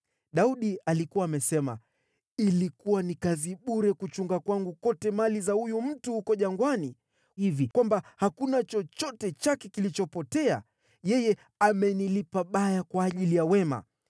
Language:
Swahili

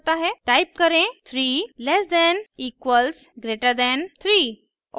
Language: Hindi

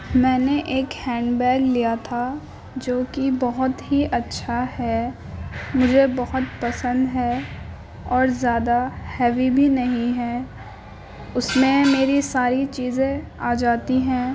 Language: Urdu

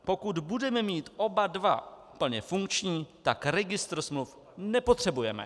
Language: Czech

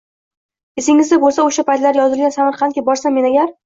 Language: Uzbek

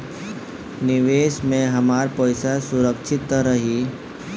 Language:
Bhojpuri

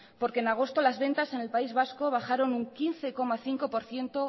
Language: Spanish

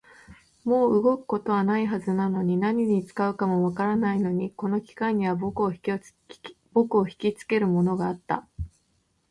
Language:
Japanese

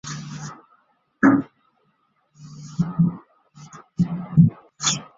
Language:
Chinese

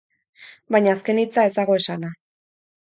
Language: Basque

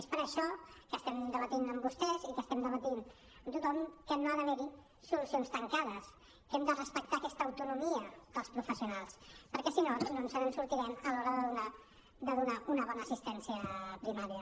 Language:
Catalan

